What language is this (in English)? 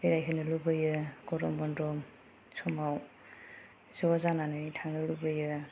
Bodo